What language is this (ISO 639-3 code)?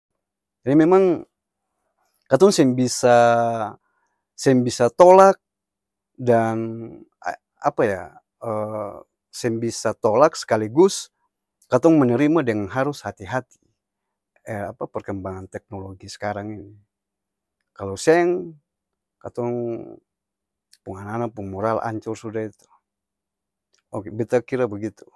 abs